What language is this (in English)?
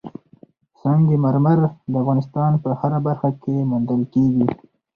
Pashto